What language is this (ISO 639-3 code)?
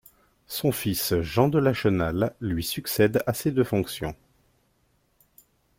fra